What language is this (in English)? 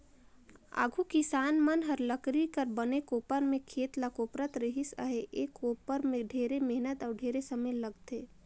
Chhattisgarhi